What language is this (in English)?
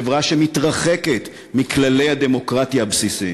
Hebrew